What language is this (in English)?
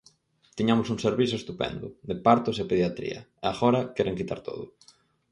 Galician